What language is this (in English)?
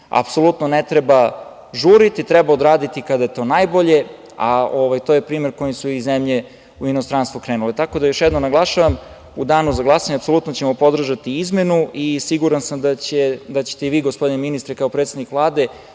Serbian